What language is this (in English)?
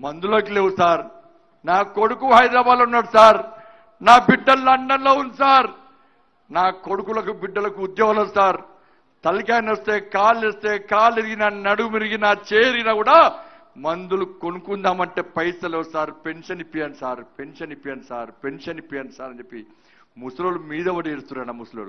Hindi